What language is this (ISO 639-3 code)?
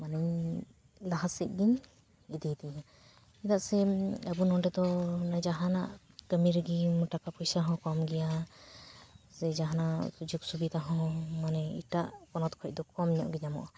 sat